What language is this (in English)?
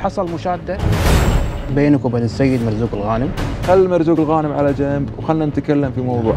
Arabic